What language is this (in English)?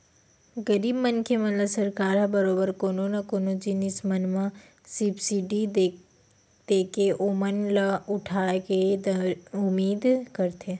Chhattisgarhi